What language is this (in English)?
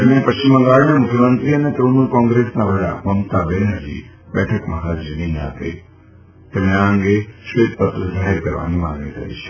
Gujarati